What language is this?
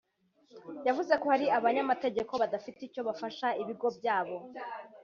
Kinyarwanda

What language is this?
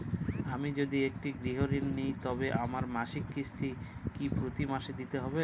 Bangla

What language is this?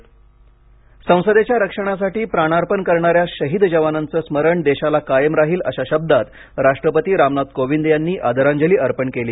Marathi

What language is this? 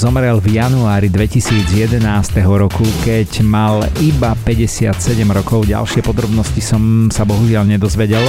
Slovak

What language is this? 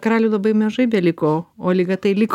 Lithuanian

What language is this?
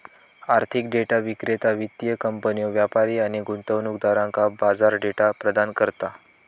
Marathi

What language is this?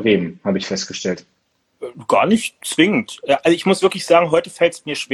German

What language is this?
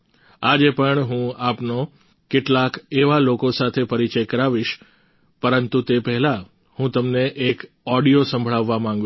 Gujarati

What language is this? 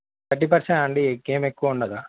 Telugu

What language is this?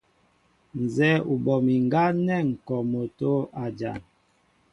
Mbo (Cameroon)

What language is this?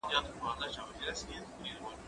Pashto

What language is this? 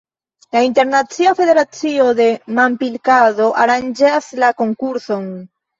Esperanto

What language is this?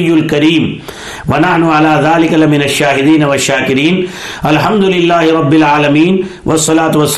Urdu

